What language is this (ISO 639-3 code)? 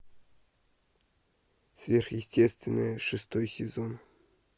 rus